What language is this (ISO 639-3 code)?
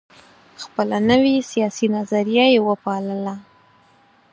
pus